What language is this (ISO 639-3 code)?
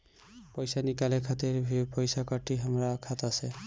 bho